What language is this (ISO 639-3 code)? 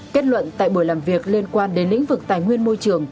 vie